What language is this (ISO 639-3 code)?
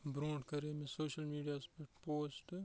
kas